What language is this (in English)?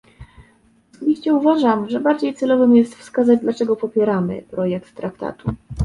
Polish